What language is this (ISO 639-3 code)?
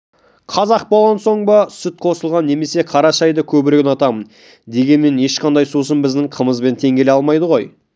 kaz